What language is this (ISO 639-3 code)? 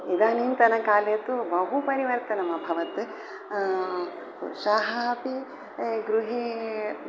san